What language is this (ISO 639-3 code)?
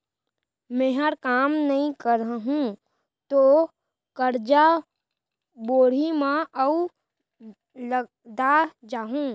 hne